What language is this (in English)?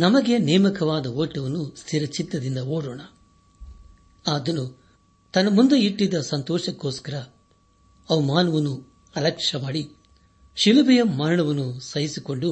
Kannada